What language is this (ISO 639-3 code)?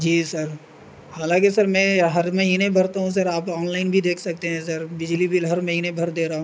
urd